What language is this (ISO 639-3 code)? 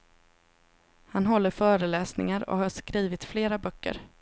swe